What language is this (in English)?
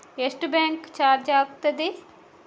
Kannada